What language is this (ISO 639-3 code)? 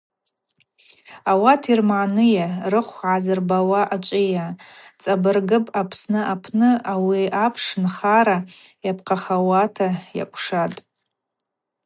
abq